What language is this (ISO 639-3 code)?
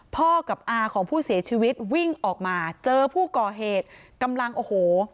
tha